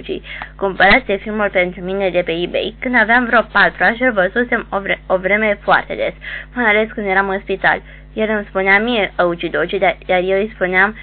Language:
Romanian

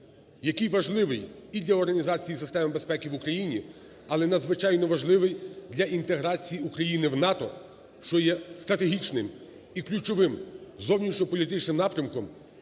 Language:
Ukrainian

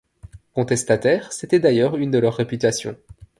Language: French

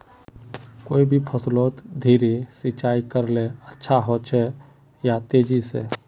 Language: Magahi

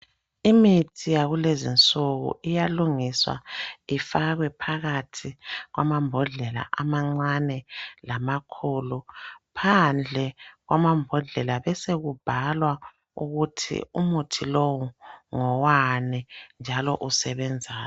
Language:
North Ndebele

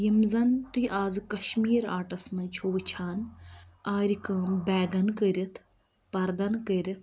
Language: Kashmiri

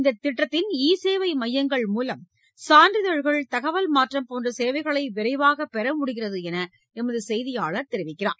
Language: Tamil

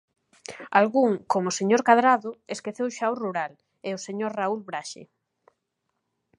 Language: Galician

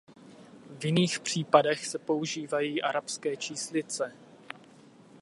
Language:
Czech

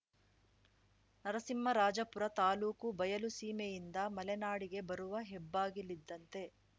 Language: Kannada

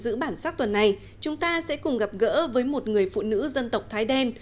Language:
Vietnamese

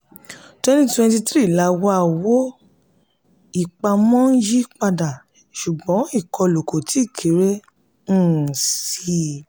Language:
Yoruba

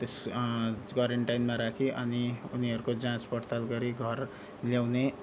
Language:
Nepali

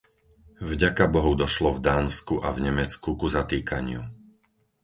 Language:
Slovak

